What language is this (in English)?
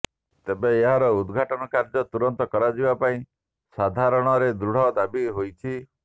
Odia